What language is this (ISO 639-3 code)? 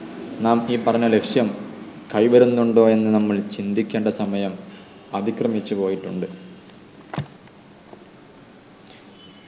mal